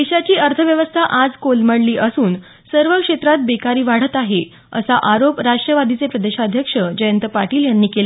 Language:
Marathi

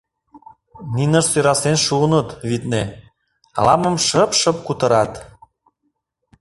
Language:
Mari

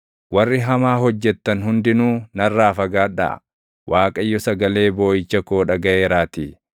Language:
Oromo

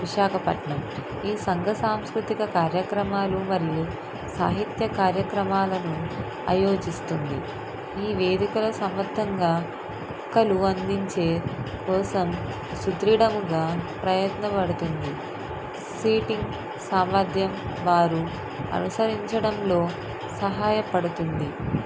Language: Telugu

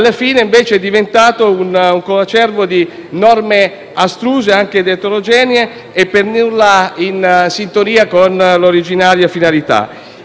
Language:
Italian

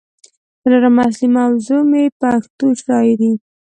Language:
Pashto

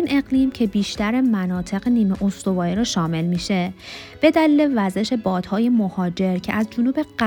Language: Persian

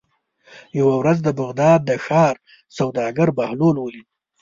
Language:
Pashto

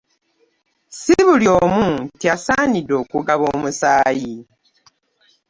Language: Ganda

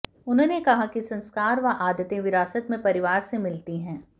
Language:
Hindi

